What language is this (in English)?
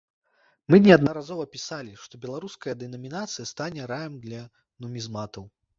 Belarusian